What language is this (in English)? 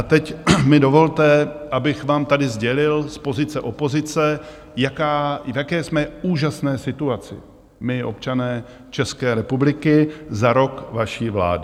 Czech